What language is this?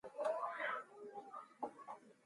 Mongolian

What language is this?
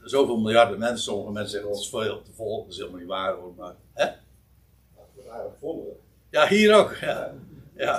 Dutch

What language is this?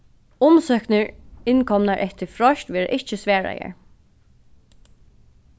Faroese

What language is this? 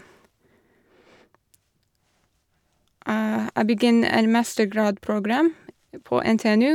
Norwegian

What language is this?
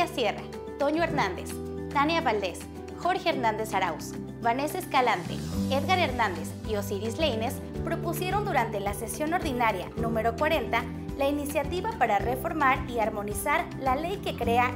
Spanish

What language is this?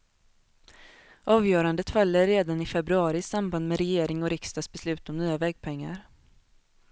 Swedish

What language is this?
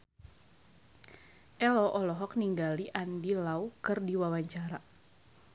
Sundanese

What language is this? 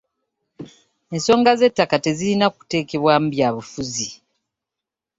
Ganda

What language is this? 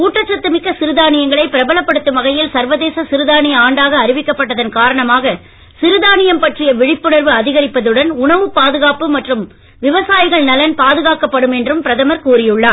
Tamil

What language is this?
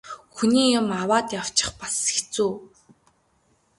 Mongolian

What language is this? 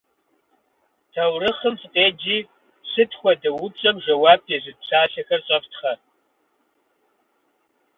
Kabardian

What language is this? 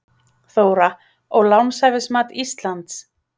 Icelandic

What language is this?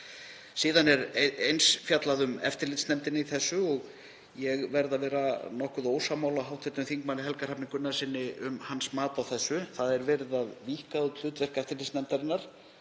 Icelandic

